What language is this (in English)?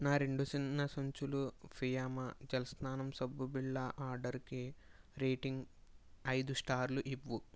Telugu